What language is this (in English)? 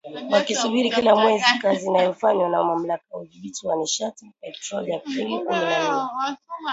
Swahili